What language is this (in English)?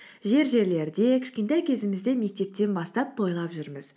Kazakh